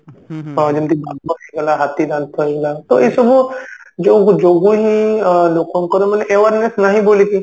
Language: Odia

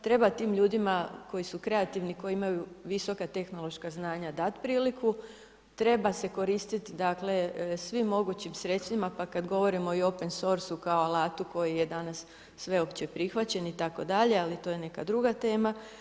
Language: Croatian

